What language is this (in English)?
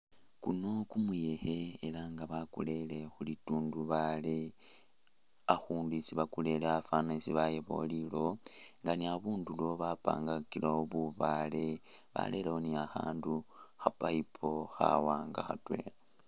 Masaaba